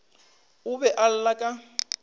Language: Northern Sotho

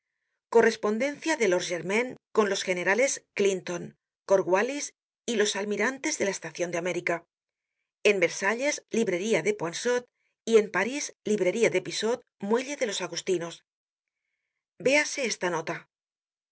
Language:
Spanish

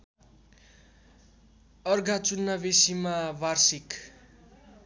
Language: Nepali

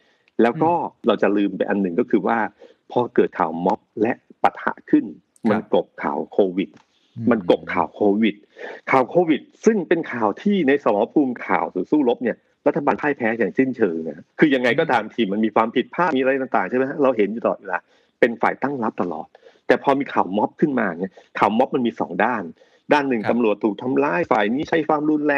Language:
Thai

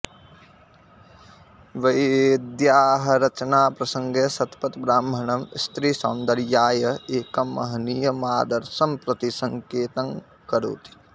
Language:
Sanskrit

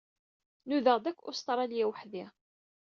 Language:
Kabyle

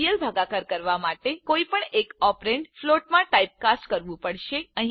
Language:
Gujarati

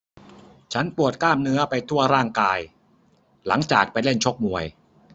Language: Thai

